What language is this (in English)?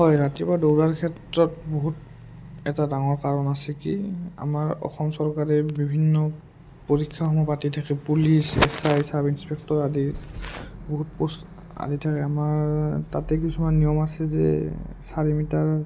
Assamese